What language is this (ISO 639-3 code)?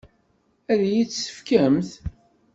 kab